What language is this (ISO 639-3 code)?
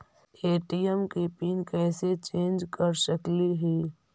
mag